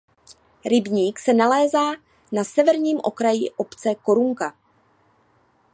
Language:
Czech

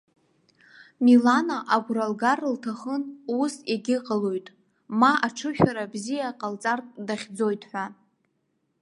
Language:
Abkhazian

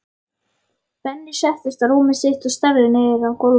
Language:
Icelandic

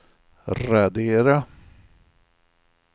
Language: Swedish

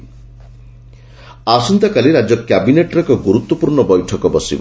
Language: Odia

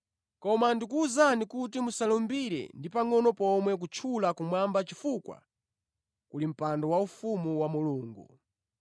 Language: Nyanja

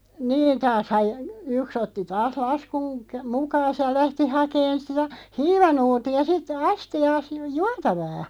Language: Finnish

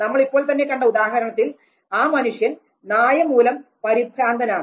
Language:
Malayalam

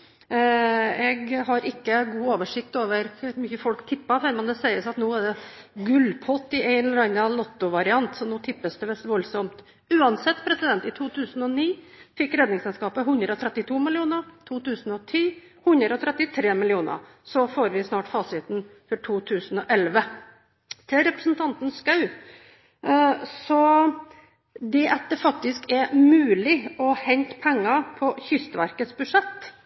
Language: Norwegian Bokmål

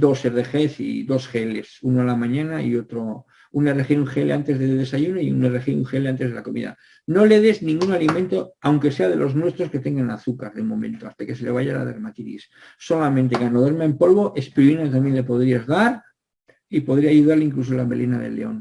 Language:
Spanish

